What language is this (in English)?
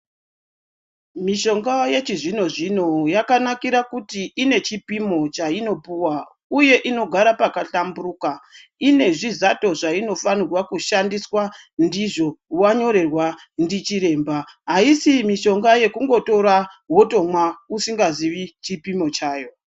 Ndau